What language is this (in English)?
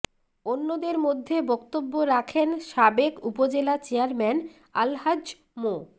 Bangla